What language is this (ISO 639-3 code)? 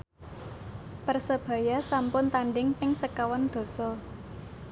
jav